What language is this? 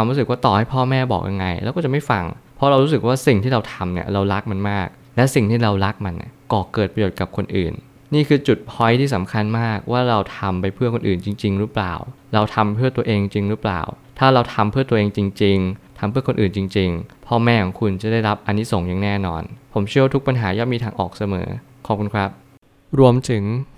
Thai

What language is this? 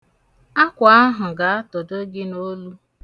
Igbo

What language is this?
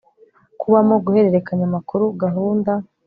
Kinyarwanda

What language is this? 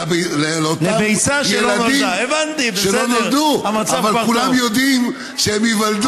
Hebrew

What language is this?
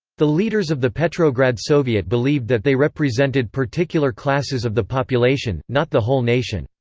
English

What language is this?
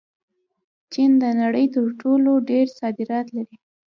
Pashto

